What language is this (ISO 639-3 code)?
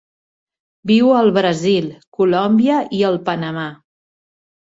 cat